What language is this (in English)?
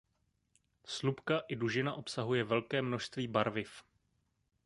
Czech